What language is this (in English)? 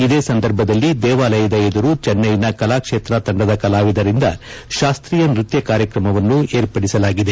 Kannada